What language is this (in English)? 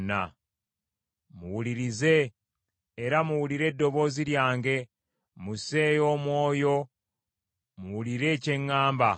Ganda